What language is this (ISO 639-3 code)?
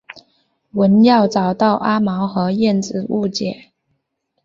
zho